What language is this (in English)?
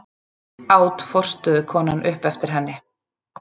Icelandic